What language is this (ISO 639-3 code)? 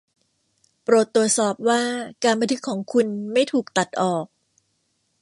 tha